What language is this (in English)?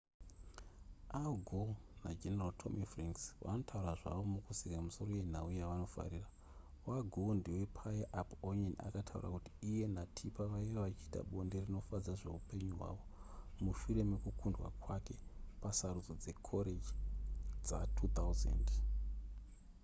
Shona